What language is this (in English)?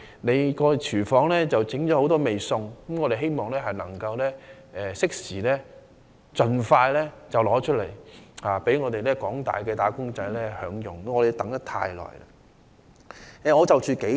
Cantonese